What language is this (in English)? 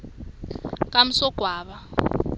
Swati